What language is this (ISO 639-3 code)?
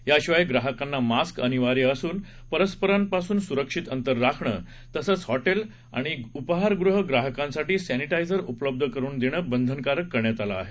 mar